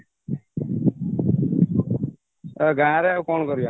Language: Odia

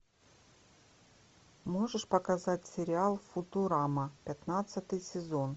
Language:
Russian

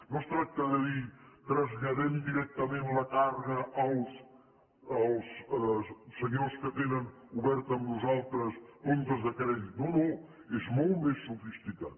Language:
Catalan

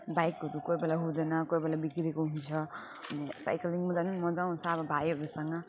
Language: Nepali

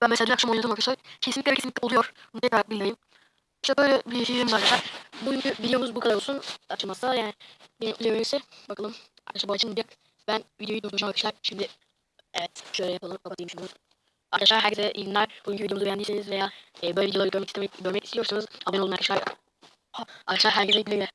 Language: Turkish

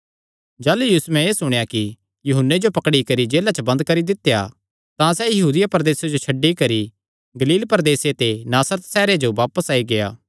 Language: Kangri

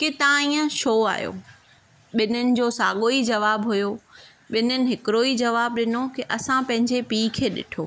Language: Sindhi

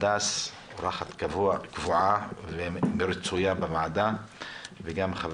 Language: Hebrew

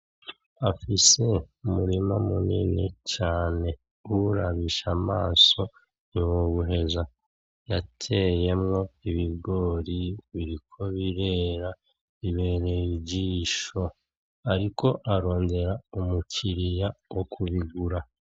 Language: Rundi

